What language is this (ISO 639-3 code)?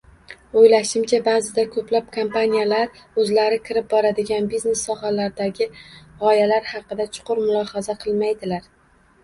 uzb